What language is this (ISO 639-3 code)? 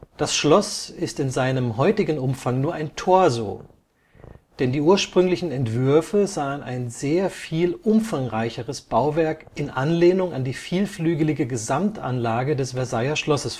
deu